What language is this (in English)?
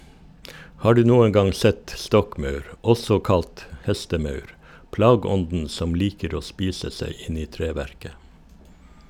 Norwegian